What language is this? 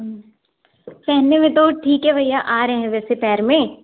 Hindi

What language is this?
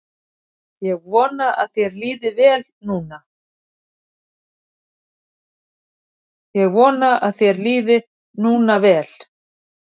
Icelandic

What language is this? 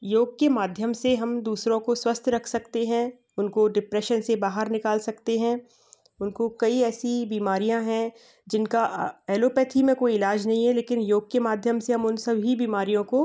Hindi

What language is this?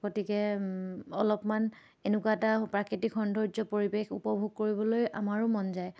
Assamese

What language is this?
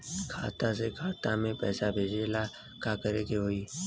Bhojpuri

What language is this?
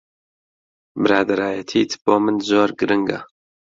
Central Kurdish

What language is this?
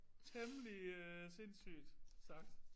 Danish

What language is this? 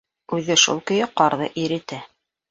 Bashkir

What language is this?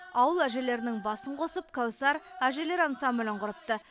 Kazakh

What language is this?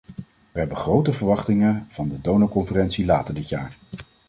Dutch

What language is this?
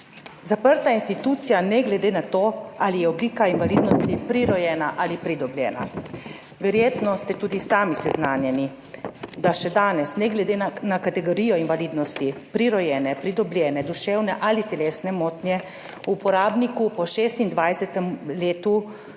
Slovenian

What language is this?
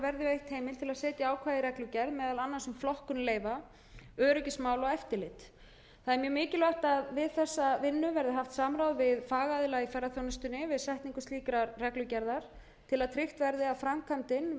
Icelandic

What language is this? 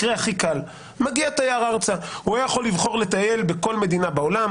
Hebrew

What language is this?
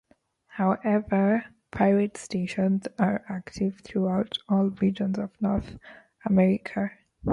English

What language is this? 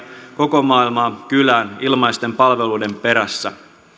Finnish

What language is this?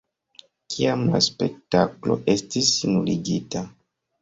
Esperanto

